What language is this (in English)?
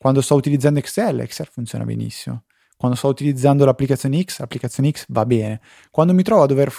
Italian